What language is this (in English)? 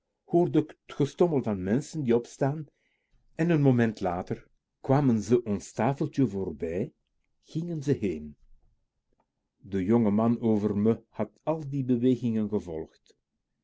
Dutch